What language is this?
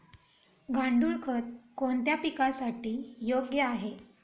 Marathi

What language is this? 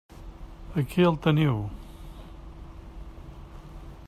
Catalan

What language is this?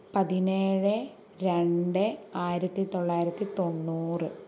Malayalam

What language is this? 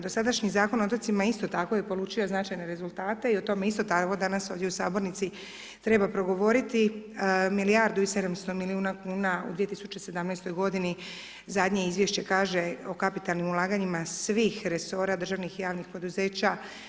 Croatian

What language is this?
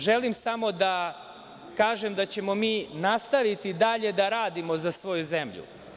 Serbian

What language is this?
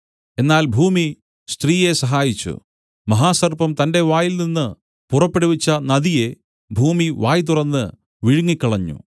Malayalam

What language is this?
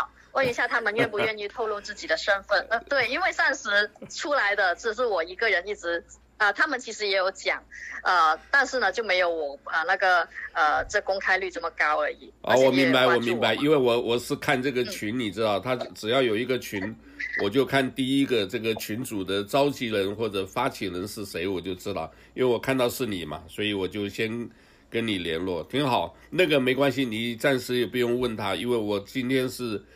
Chinese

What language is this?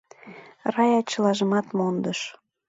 Mari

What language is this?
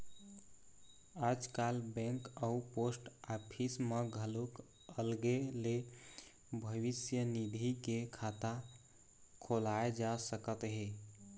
Chhattisgarhi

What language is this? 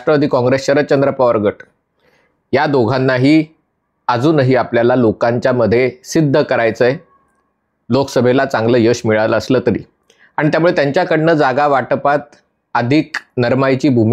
Marathi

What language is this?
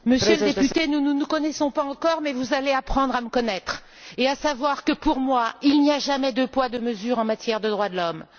French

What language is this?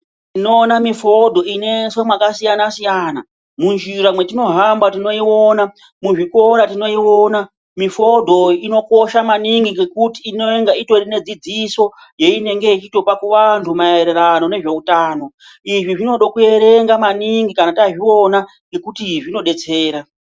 Ndau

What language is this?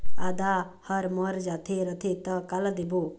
Chhattisgarhi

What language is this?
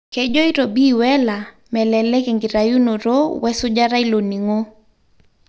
Masai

